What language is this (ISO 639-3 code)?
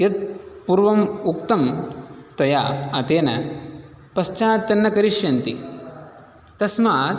san